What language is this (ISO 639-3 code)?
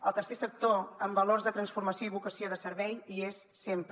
cat